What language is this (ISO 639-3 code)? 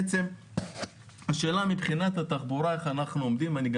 heb